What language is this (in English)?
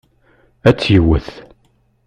Kabyle